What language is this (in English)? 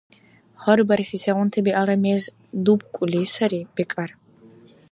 Dargwa